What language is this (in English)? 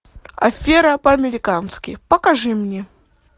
Russian